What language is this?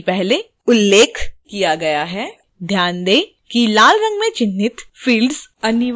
Hindi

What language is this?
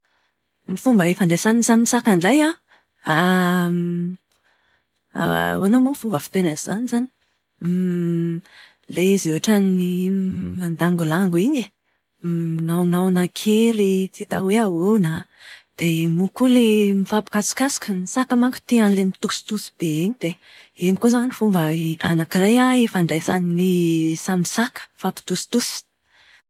Malagasy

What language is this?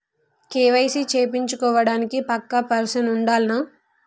Telugu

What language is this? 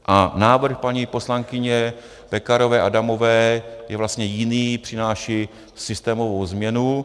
Czech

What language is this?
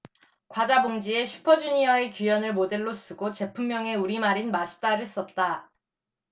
Korean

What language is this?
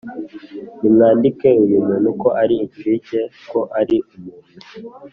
Kinyarwanda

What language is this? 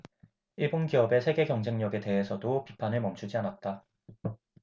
Korean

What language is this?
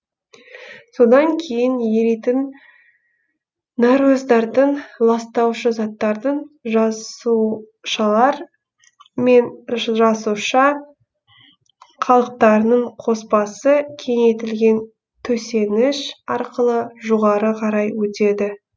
Kazakh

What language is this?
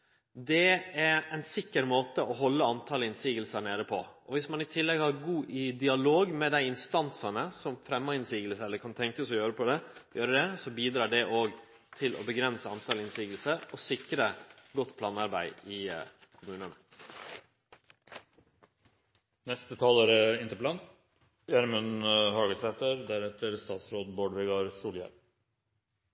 Norwegian Nynorsk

